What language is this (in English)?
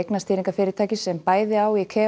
Icelandic